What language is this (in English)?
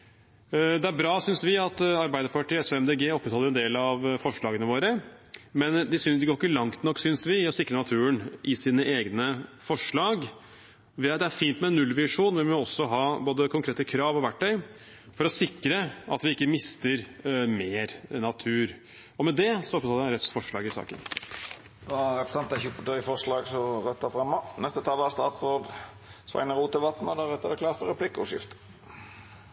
Norwegian